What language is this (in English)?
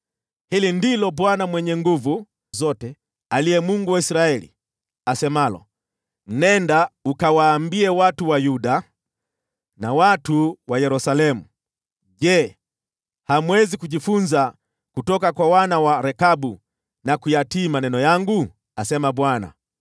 Swahili